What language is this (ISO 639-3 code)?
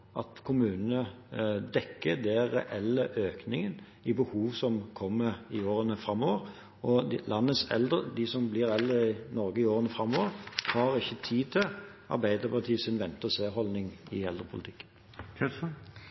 nob